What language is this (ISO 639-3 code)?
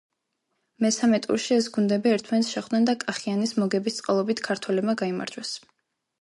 kat